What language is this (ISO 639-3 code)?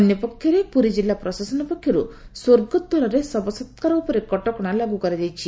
ori